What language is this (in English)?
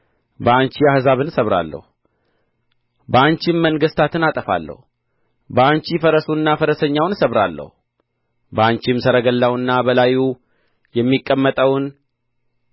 Amharic